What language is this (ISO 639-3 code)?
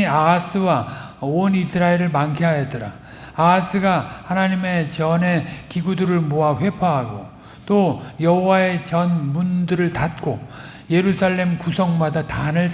kor